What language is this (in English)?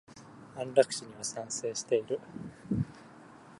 Japanese